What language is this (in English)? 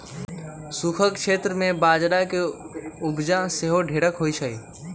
Magahi